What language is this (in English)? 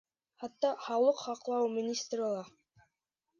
Bashkir